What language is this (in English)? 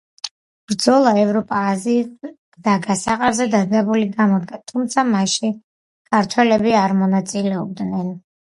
Georgian